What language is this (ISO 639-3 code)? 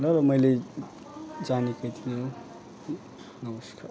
nep